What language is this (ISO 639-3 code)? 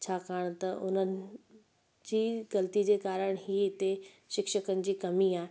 snd